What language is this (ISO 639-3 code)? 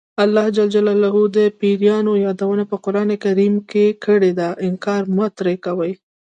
pus